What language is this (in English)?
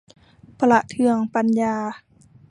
Thai